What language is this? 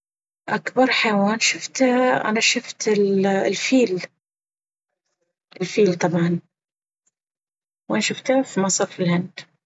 Baharna Arabic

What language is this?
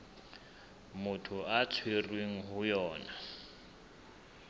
Southern Sotho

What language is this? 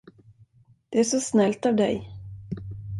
Swedish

